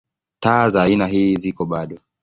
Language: Swahili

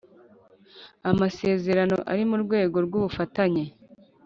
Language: Kinyarwanda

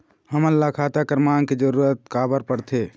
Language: Chhattisgarhi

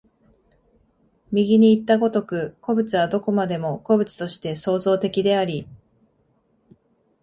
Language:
Japanese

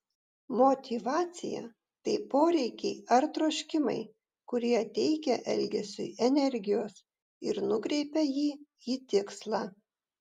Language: Lithuanian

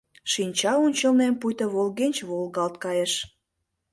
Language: Mari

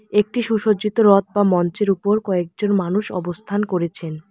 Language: Bangla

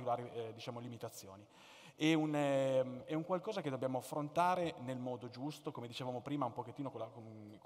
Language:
Italian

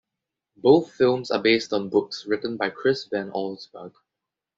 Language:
English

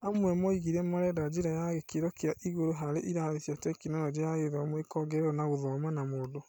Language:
Kikuyu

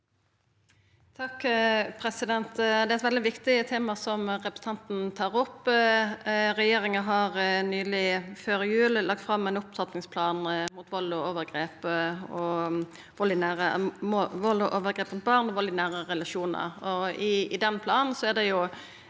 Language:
Norwegian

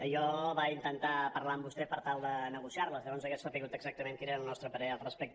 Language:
Catalan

